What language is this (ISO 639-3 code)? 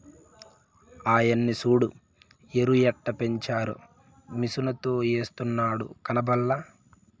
tel